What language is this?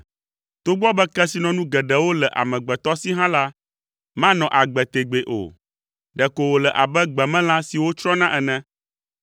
Ewe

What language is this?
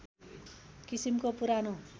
Nepali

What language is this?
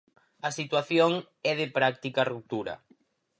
Galician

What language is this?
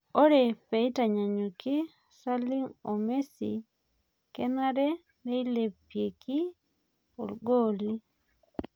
Masai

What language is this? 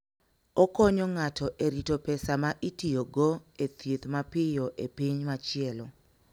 Luo (Kenya and Tanzania)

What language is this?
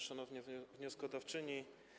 Polish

